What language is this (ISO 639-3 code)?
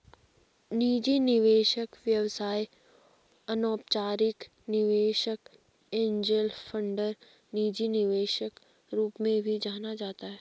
hin